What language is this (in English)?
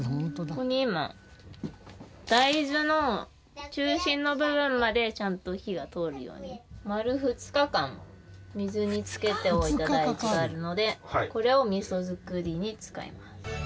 Japanese